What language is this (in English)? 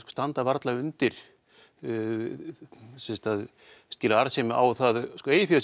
Icelandic